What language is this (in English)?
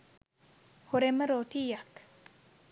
Sinhala